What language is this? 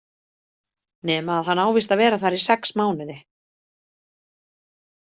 Icelandic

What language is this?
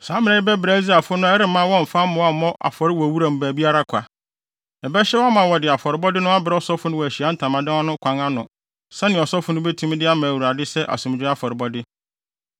Akan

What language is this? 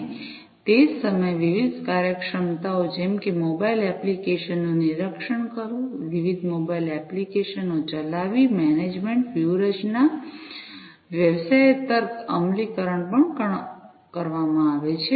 Gujarati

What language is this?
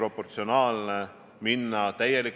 Estonian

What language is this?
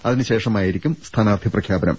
Malayalam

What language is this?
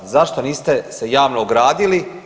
Croatian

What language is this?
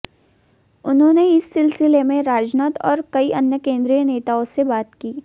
Hindi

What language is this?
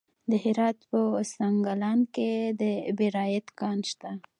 Pashto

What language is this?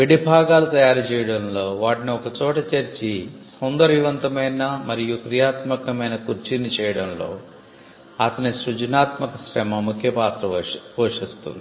Telugu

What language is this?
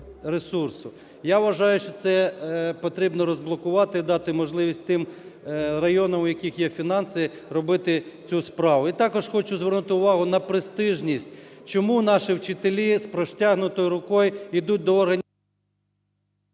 Ukrainian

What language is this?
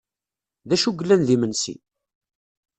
Kabyle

